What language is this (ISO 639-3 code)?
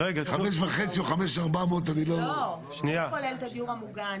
heb